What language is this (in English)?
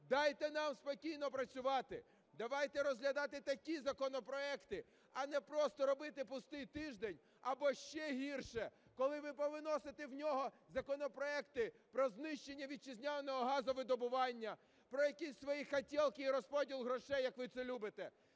Ukrainian